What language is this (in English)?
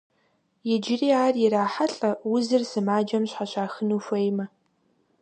Kabardian